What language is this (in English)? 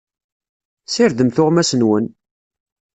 Kabyle